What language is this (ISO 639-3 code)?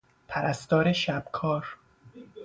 fas